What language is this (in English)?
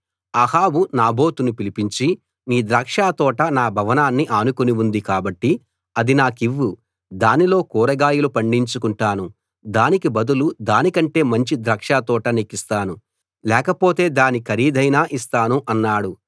Telugu